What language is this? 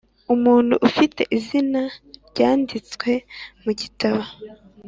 Kinyarwanda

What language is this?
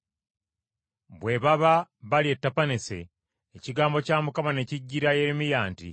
Ganda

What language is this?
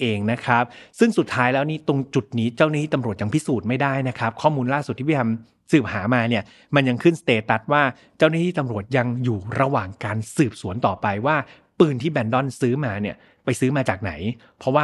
Thai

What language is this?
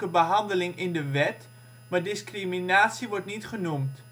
Dutch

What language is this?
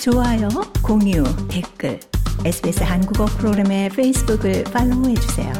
Korean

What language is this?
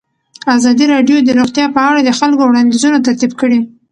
Pashto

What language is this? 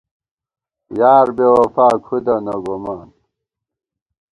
Gawar-Bati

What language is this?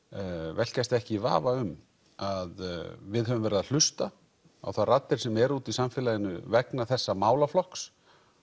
Icelandic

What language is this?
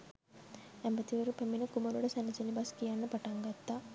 Sinhala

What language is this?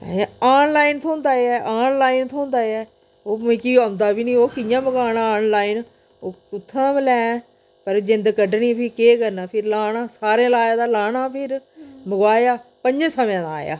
Dogri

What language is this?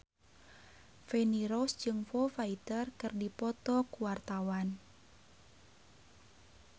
Sundanese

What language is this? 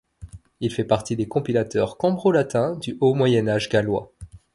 French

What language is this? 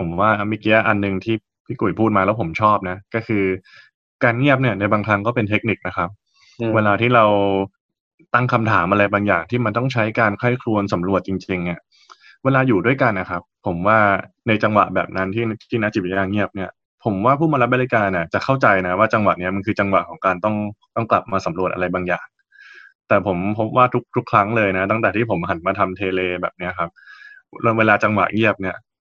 Thai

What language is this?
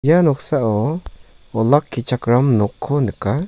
Garo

